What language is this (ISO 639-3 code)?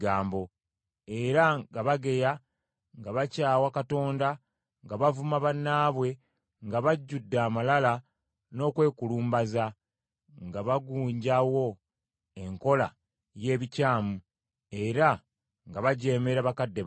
lug